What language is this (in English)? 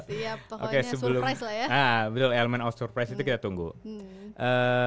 Indonesian